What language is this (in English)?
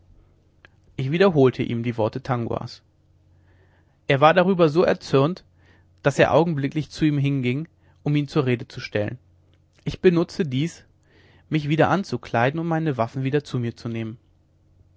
German